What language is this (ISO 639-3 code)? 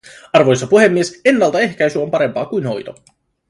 fin